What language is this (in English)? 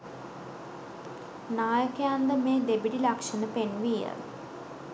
Sinhala